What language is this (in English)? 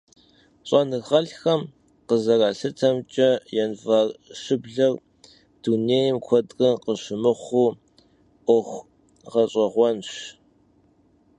Kabardian